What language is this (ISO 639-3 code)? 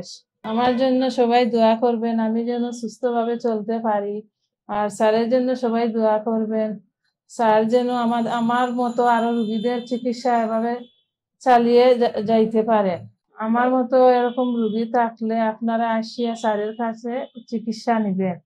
fas